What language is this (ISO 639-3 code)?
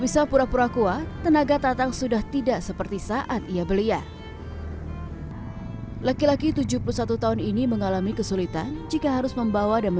ind